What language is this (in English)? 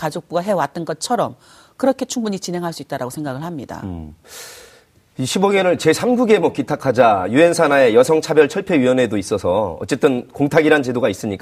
Korean